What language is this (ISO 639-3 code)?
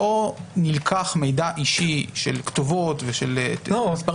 heb